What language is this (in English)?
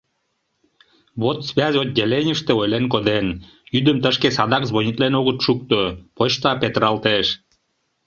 Mari